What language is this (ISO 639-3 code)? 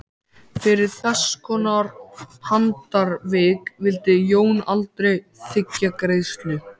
isl